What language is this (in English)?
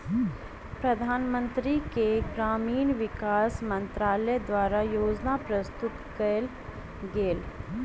Maithili